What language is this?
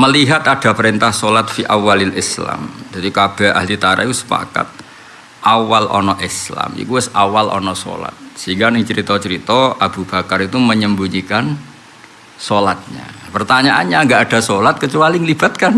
Indonesian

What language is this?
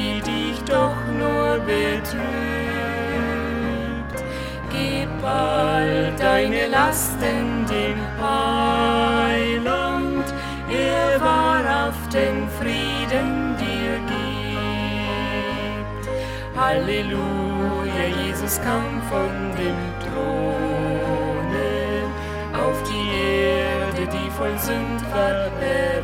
German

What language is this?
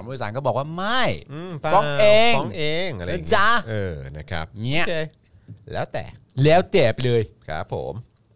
Thai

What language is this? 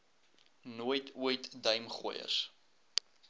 Afrikaans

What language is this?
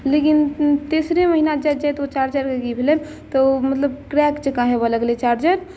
Maithili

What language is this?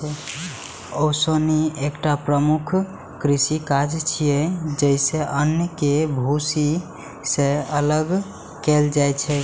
Maithili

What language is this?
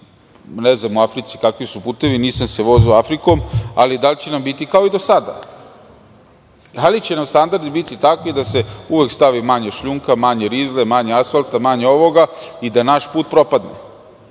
Serbian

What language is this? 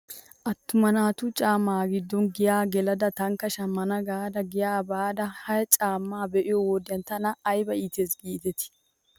Wolaytta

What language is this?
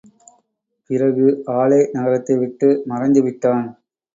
Tamil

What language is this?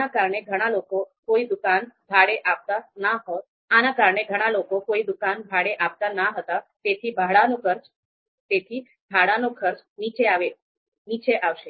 Gujarati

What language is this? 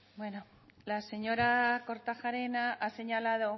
Spanish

